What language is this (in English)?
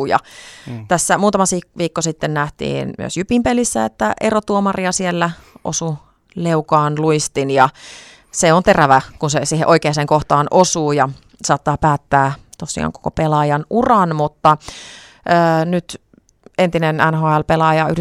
Finnish